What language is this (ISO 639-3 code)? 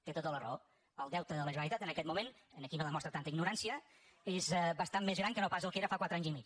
cat